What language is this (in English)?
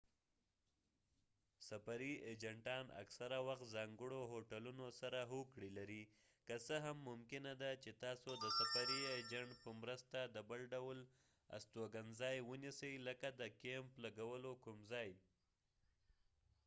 Pashto